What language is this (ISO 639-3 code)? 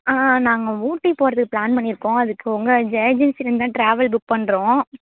tam